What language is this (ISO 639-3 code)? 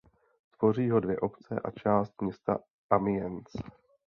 ces